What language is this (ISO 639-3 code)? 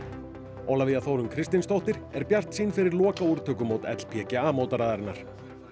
isl